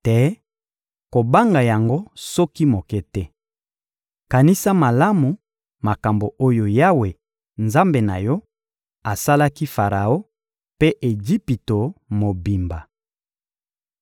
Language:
Lingala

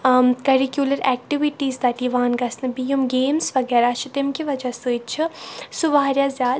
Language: Kashmiri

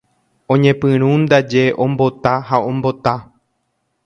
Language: Guarani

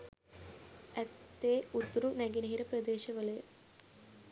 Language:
Sinhala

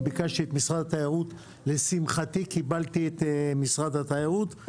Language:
Hebrew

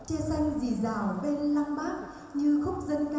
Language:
Vietnamese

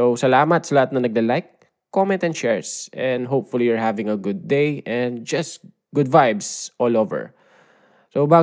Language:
Filipino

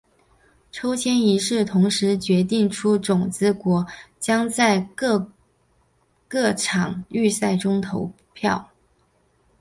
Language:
Chinese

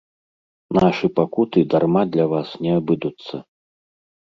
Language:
Belarusian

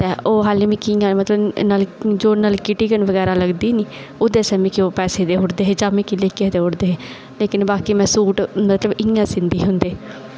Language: Dogri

